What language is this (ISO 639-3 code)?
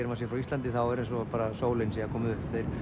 isl